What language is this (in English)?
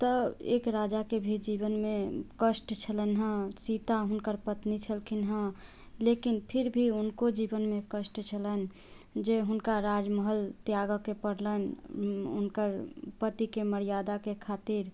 Maithili